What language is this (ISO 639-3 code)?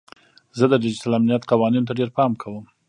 pus